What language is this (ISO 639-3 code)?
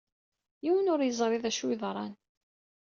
kab